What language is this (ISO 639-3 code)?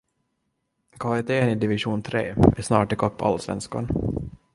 swe